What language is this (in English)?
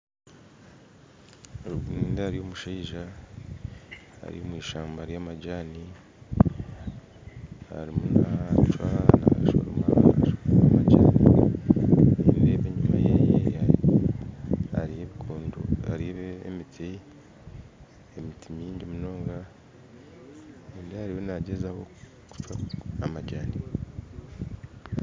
Nyankole